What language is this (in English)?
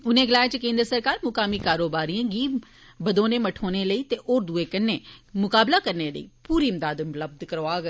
Dogri